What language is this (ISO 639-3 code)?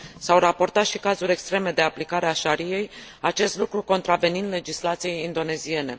ron